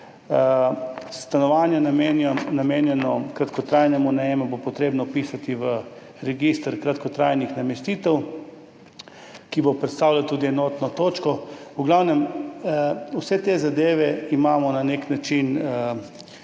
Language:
Slovenian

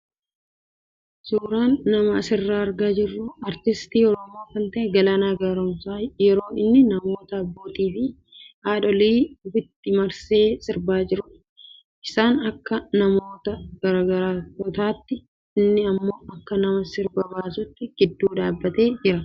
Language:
Oromo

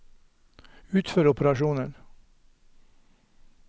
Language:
Norwegian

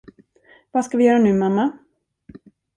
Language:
Swedish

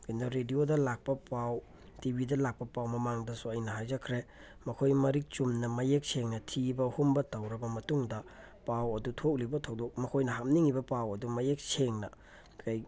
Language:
Manipuri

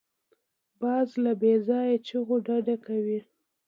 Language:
Pashto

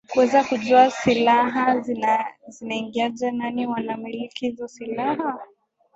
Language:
Swahili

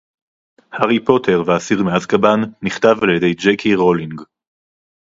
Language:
Hebrew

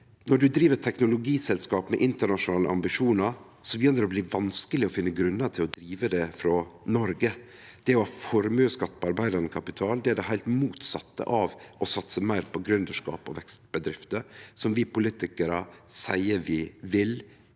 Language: Norwegian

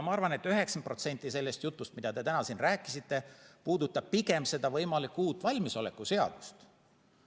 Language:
Estonian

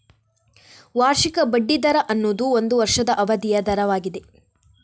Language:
Kannada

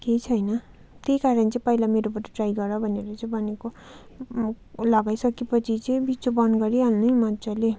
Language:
Nepali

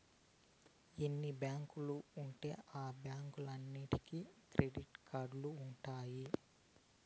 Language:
Telugu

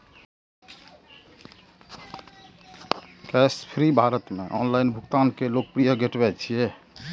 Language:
Maithili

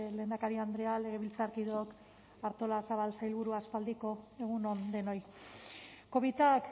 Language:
Basque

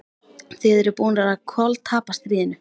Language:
Icelandic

